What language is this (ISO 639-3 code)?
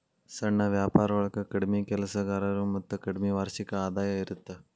kan